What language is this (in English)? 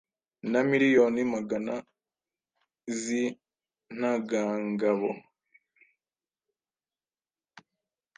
Kinyarwanda